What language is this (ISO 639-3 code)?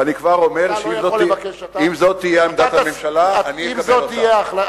heb